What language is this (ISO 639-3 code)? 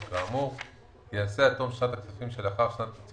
heb